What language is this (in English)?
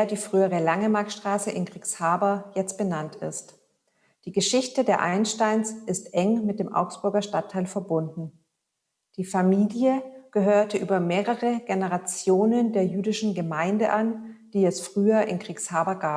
German